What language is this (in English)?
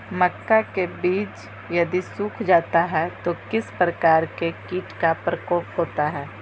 Magahi